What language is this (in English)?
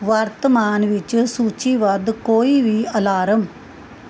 Punjabi